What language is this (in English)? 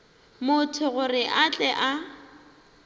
Northern Sotho